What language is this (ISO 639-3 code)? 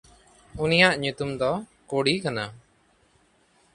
sat